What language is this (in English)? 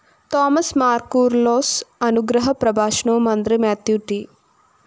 Malayalam